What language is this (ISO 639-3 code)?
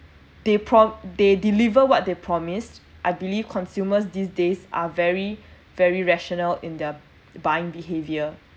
eng